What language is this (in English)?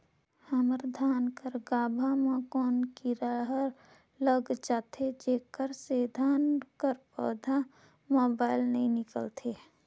Chhattisgarhi